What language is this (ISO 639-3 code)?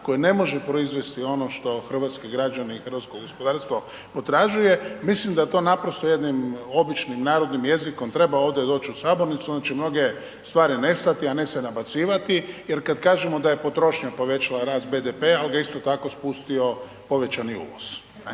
hrv